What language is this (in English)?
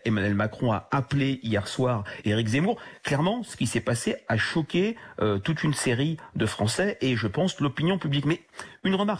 French